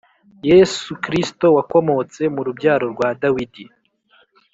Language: Kinyarwanda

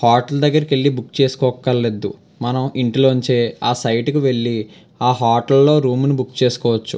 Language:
Telugu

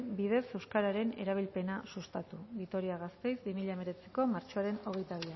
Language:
Basque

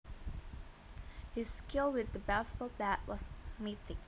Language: Javanese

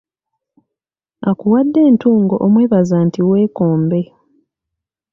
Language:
Ganda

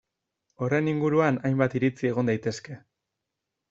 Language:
Basque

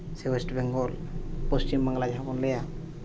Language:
Santali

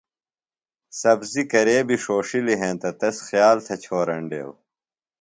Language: Phalura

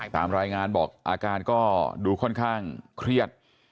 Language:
Thai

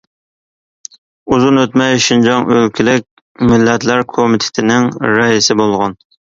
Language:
Uyghur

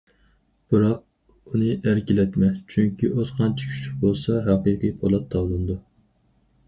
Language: Uyghur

